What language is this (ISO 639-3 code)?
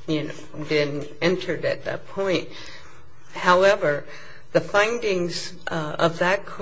eng